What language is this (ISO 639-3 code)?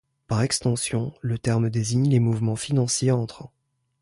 fra